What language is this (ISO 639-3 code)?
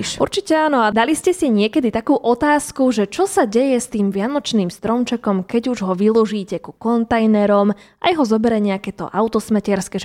slk